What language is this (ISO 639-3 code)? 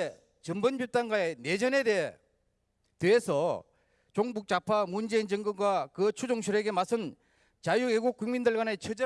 kor